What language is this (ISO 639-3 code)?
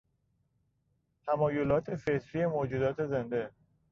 fas